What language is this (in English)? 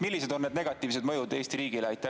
Estonian